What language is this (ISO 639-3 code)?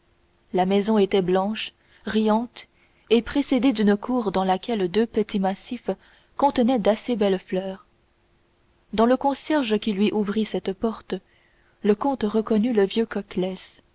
fra